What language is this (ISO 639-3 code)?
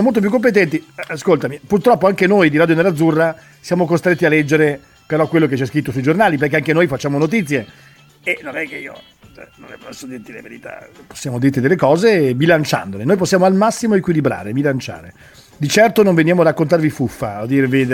ita